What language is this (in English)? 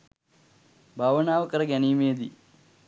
Sinhala